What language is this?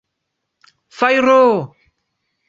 Esperanto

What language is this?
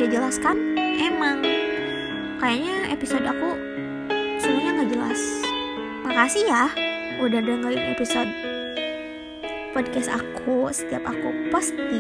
Indonesian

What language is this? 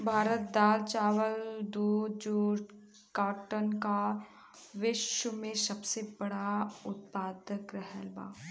Bhojpuri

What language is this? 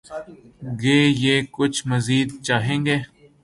Urdu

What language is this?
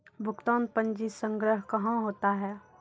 Maithili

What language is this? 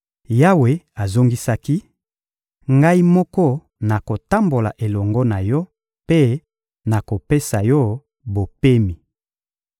Lingala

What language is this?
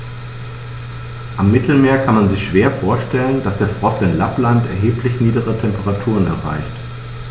German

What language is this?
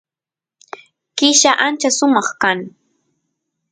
Santiago del Estero Quichua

